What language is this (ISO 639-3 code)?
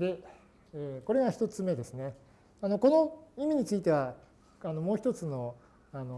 jpn